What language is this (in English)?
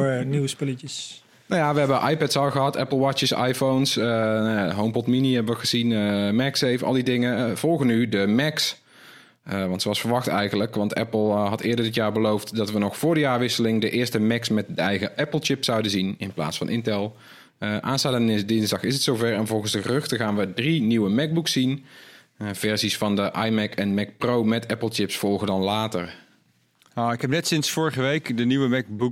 Dutch